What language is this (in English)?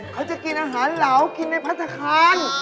Thai